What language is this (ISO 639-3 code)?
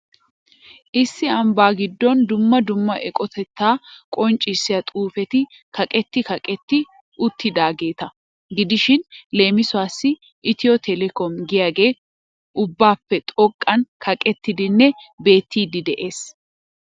wal